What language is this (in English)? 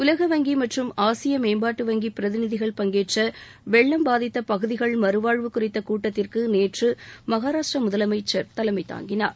Tamil